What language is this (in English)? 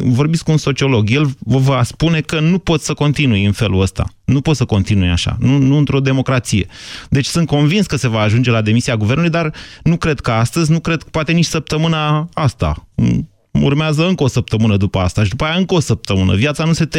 Romanian